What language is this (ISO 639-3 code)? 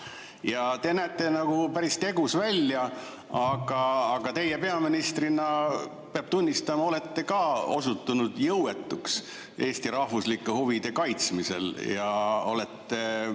est